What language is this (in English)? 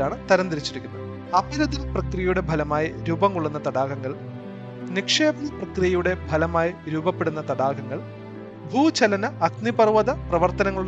Malayalam